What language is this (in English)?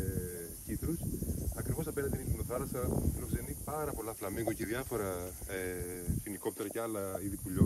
Greek